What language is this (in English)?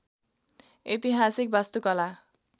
Nepali